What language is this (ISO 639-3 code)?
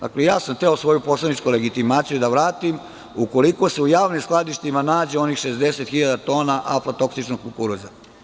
srp